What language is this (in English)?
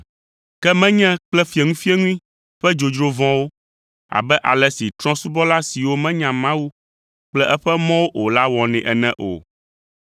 Ewe